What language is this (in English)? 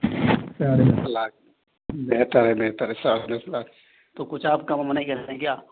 Urdu